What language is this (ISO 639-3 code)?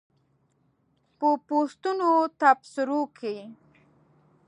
pus